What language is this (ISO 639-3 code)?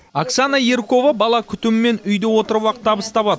kaz